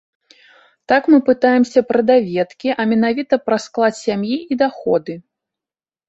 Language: Belarusian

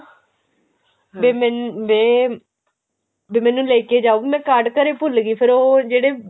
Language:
Punjabi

